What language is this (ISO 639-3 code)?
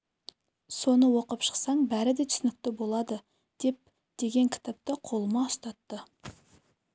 kaz